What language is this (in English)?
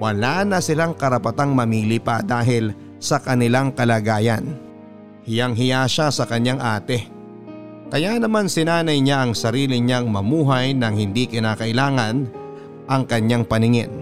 Filipino